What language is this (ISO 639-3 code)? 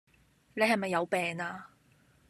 yue